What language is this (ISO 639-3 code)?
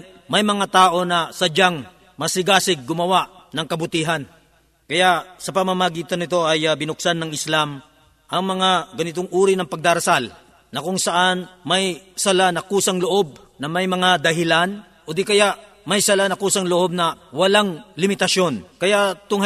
fil